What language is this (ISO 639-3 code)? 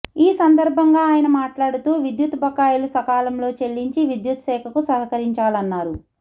tel